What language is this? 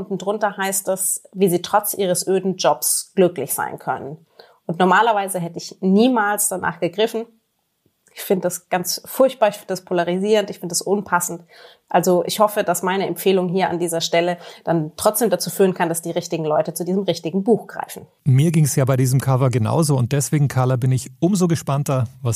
German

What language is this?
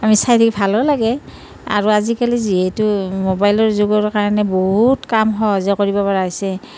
Assamese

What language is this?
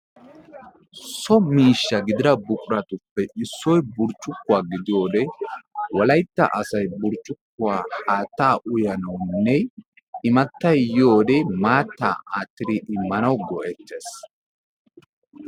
Wolaytta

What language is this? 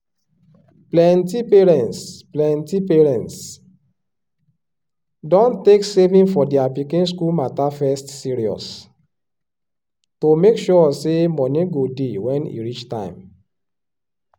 Nigerian Pidgin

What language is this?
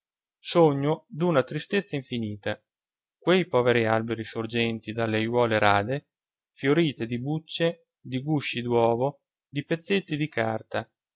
Italian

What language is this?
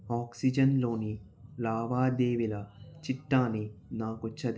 Telugu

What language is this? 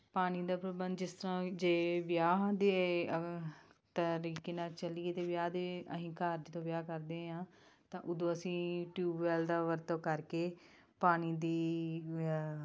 Punjabi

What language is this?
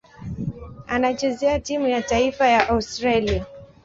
Swahili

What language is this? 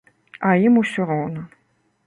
Belarusian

